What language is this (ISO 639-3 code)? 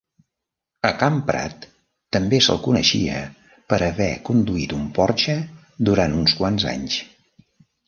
cat